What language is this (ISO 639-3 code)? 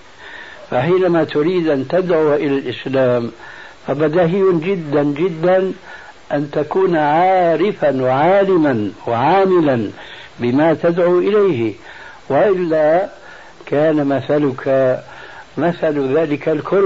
ara